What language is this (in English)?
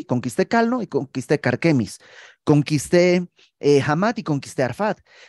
Spanish